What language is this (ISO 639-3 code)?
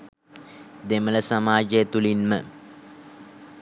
sin